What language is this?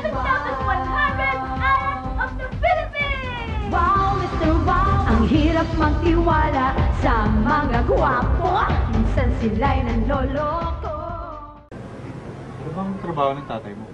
Filipino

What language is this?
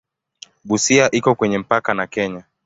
Swahili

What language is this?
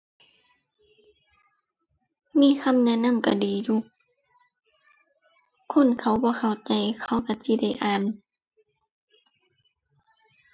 Thai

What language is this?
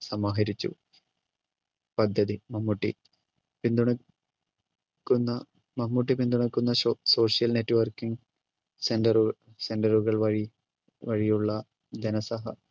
Malayalam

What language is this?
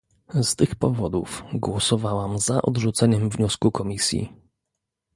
Polish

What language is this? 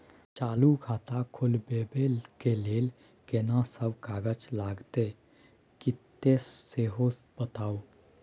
Maithili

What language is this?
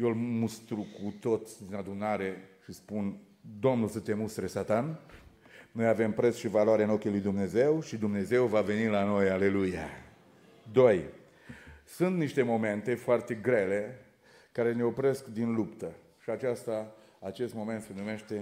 Romanian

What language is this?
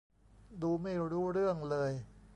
Thai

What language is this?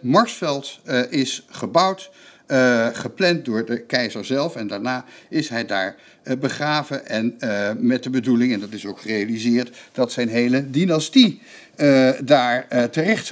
Dutch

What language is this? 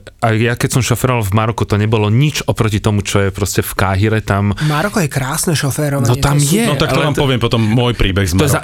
Slovak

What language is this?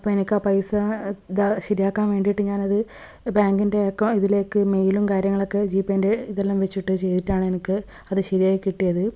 Malayalam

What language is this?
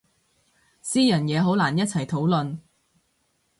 Cantonese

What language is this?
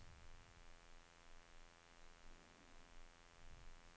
Swedish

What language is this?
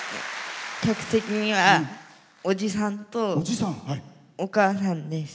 Japanese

